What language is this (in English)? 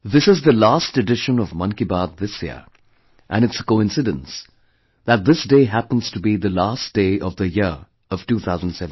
English